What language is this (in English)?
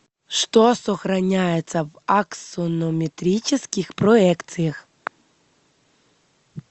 Russian